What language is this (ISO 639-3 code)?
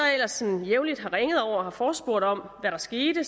dan